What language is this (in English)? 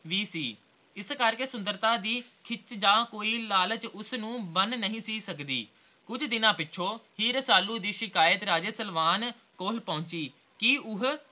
Punjabi